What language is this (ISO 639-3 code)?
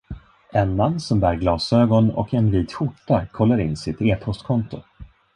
swe